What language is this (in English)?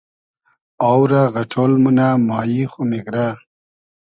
Hazaragi